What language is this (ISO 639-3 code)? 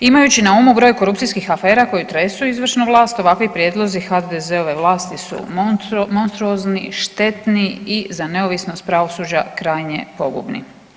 hrv